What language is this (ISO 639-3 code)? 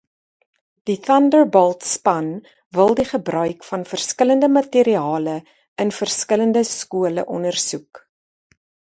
afr